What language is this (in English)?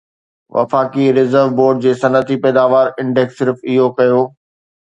Sindhi